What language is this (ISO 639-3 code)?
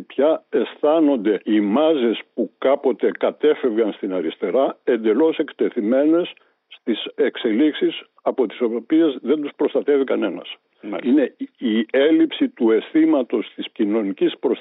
ell